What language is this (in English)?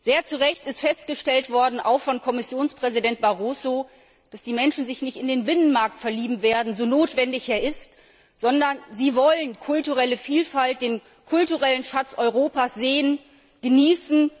German